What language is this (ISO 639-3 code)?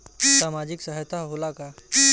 bho